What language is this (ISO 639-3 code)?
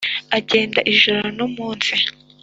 kin